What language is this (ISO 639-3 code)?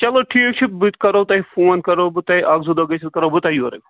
kas